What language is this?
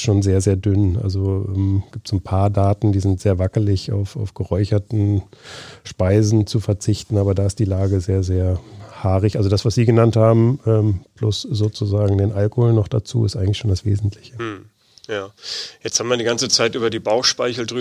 German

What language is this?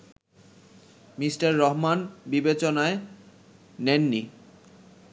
Bangla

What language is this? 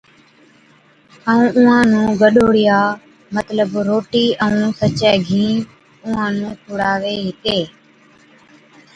Od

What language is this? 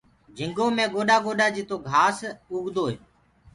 Gurgula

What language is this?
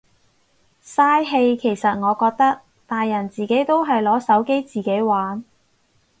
Cantonese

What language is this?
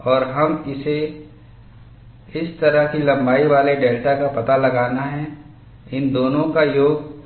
Hindi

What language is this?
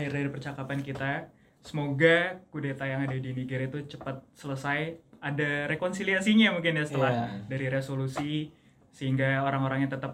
Indonesian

